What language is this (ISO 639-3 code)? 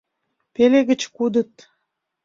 chm